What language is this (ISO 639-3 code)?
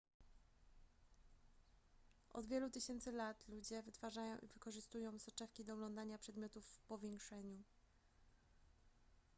pol